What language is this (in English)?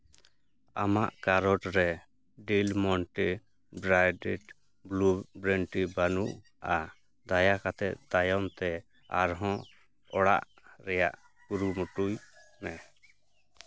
Santali